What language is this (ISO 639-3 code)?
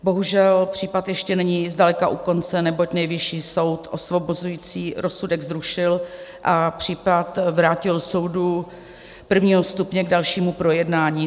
ces